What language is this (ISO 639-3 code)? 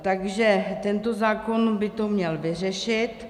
ces